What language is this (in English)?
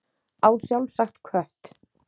Icelandic